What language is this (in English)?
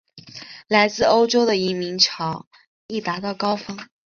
Chinese